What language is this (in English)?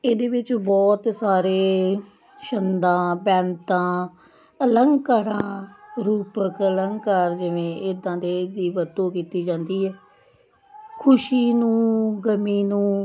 Punjabi